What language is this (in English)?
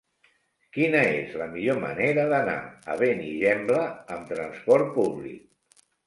Catalan